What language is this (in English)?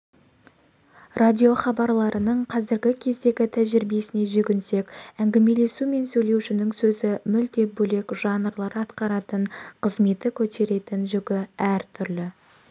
Kazakh